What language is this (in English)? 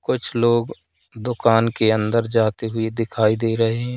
Hindi